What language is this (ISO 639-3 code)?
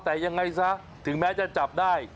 tha